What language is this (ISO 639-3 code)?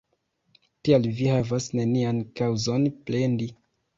epo